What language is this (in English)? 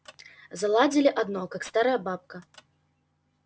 Russian